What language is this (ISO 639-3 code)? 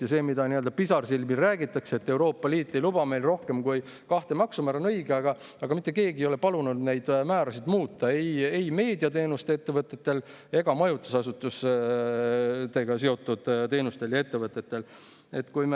est